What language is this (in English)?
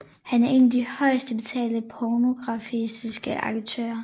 Danish